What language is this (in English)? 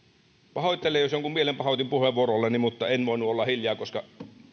Finnish